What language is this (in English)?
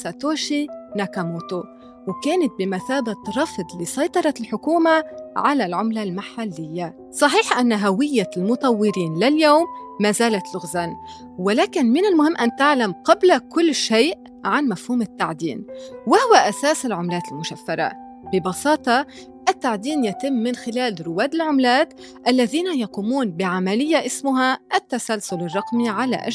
Arabic